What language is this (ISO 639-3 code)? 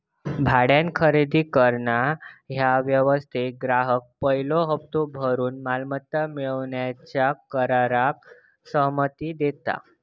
mar